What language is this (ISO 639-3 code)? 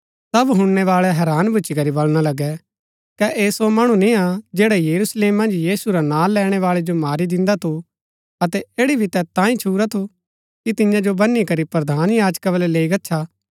gbk